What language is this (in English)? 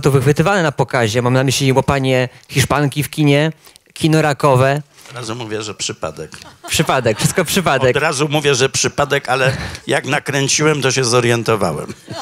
Polish